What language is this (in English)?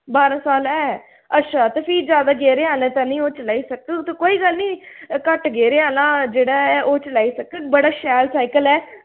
Dogri